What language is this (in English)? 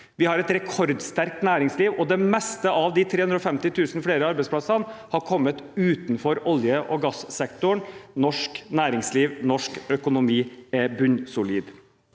Norwegian